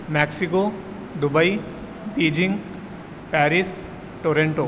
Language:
Urdu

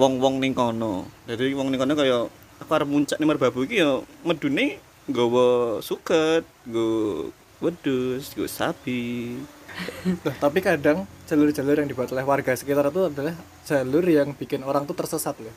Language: Indonesian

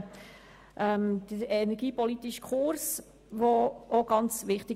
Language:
Swiss German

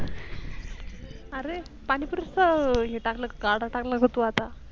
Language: Marathi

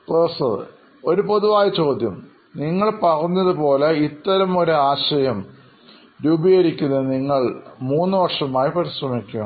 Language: Malayalam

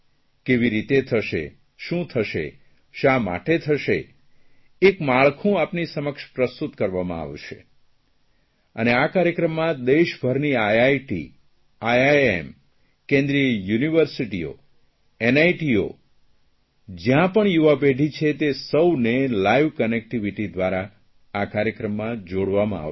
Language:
Gujarati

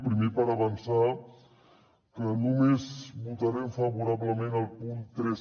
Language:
Catalan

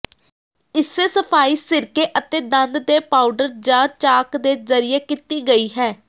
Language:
Punjabi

